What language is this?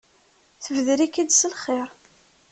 Kabyle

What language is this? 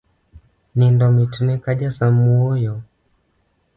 Luo (Kenya and Tanzania)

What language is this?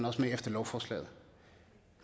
Danish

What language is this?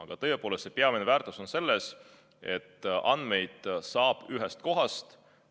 Estonian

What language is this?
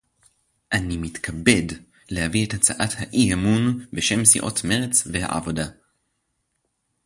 Hebrew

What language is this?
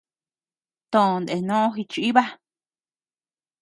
Tepeuxila Cuicatec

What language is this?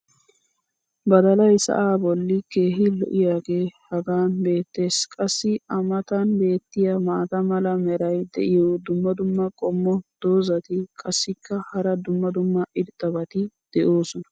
Wolaytta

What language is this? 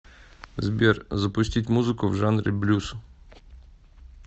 Russian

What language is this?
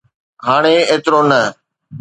Sindhi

